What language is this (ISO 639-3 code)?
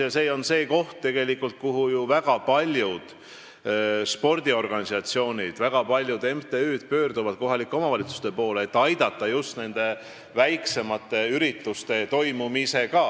est